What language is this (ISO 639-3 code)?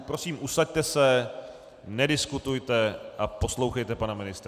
ces